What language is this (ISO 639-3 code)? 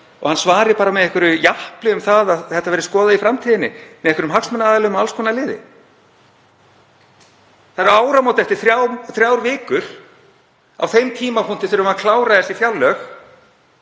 isl